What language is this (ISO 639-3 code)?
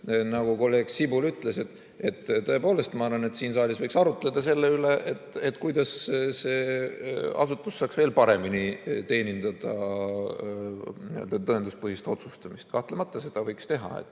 est